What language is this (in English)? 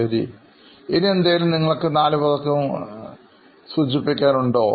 Malayalam